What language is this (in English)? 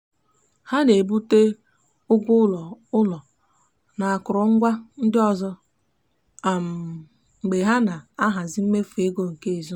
Igbo